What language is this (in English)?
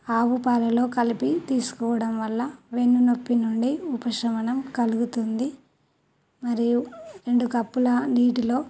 Telugu